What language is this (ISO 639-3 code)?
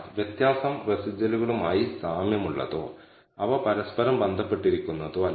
mal